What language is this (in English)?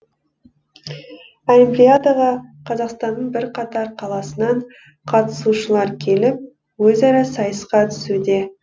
Kazakh